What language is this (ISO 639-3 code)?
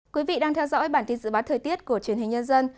vie